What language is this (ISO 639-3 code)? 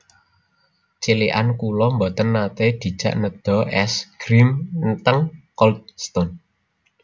jav